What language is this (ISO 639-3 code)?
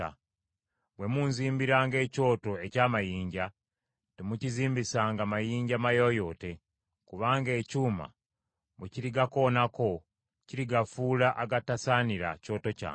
lug